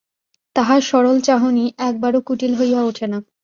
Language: Bangla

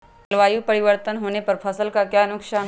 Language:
Magahi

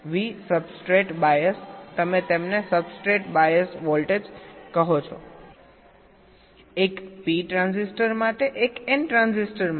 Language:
Gujarati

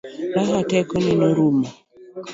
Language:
Luo (Kenya and Tanzania)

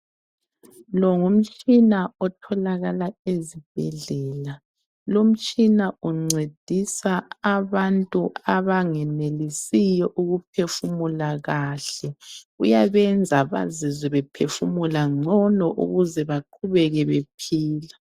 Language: North Ndebele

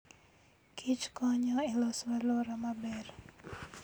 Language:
Luo (Kenya and Tanzania)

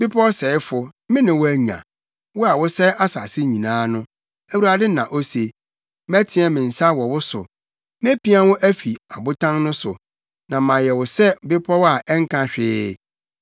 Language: Akan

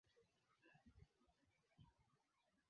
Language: Swahili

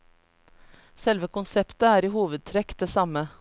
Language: Norwegian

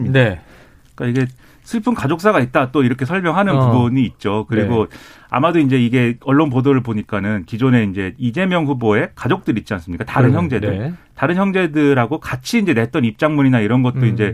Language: Korean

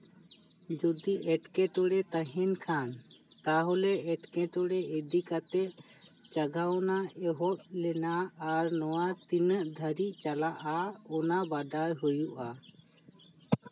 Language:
Santali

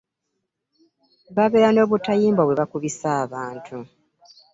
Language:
Ganda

